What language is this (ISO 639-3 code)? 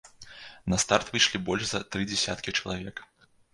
bel